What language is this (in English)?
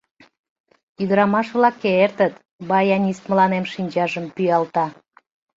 Mari